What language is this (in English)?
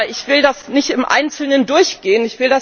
German